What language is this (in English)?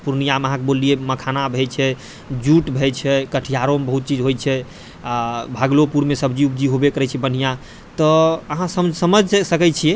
Maithili